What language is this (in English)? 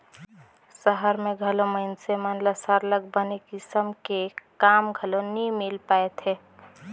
Chhattisgarhi